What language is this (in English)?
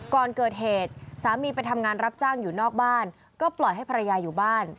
Thai